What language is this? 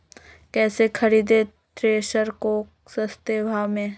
Magahi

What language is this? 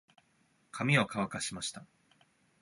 Japanese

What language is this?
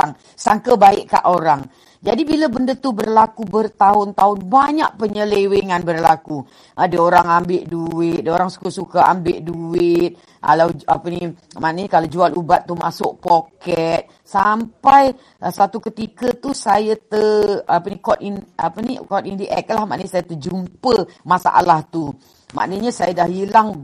Malay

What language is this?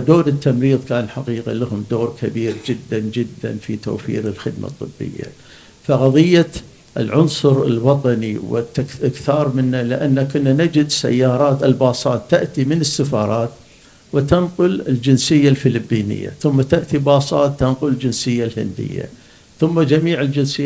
Arabic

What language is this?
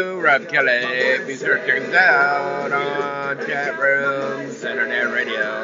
English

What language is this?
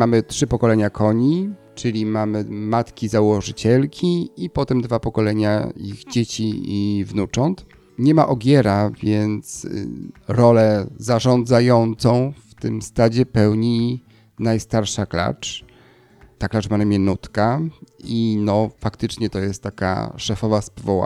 Polish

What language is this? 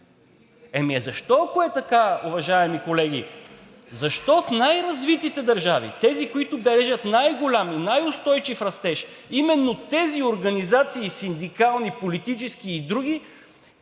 Bulgarian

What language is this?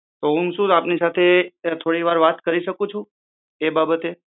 Gujarati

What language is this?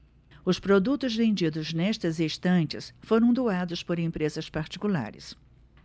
Portuguese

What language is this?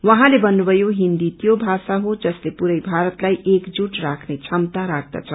Nepali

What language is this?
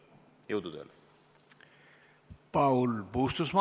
Estonian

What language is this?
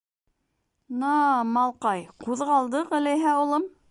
Bashkir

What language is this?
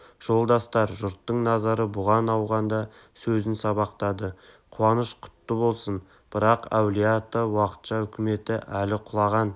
Kazakh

